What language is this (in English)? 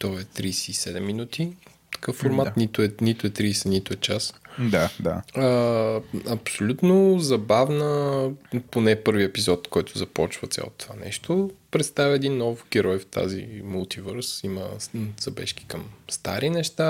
Bulgarian